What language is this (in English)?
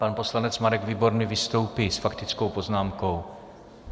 Czech